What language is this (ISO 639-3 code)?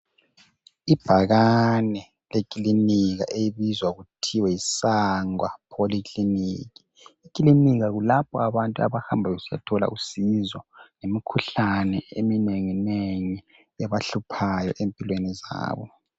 nde